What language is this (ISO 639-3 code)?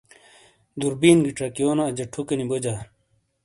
scl